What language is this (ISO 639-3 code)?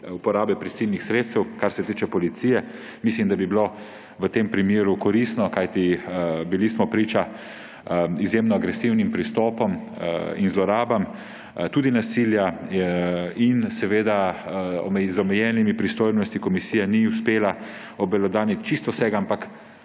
slv